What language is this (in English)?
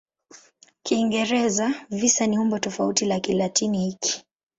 Swahili